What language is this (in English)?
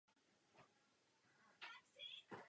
Czech